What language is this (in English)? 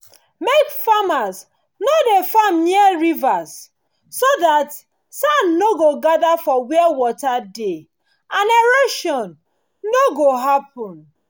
Nigerian Pidgin